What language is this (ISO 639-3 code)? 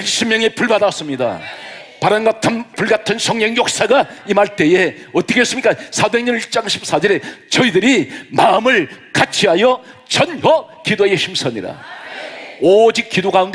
kor